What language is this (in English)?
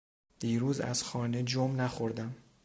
Persian